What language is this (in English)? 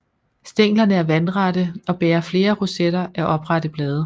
Danish